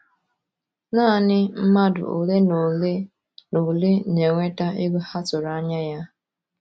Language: Igbo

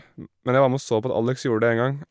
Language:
Norwegian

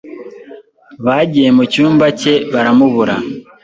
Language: Kinyarwanda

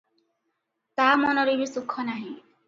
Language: Odia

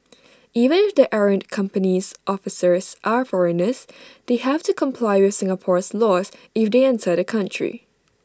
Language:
English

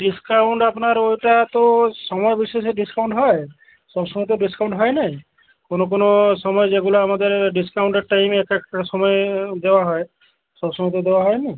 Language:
Bangla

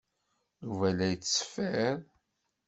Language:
Kabyle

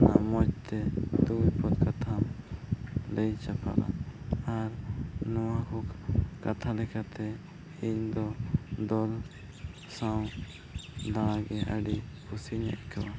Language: Santali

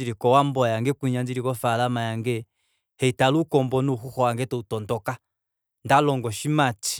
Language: Kuanyama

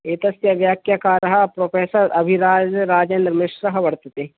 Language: Sanskrit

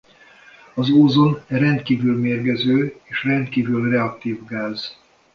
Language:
Hungarian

